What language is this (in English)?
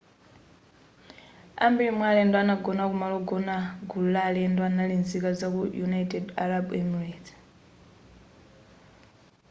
Nyanja